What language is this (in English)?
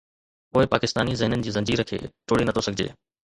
Sindhi